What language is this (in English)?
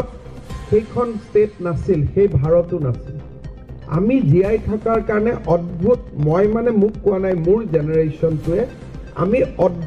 Bangla